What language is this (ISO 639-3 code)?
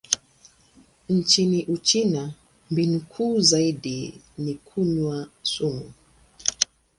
swa